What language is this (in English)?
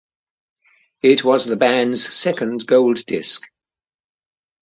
English